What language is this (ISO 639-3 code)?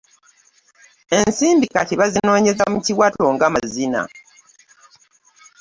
lug